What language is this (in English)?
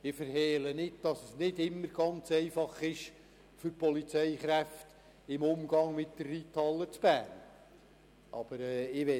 Swiss German